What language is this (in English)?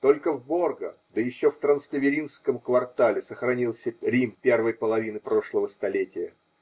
Russian